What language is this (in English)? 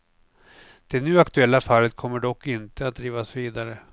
Swedish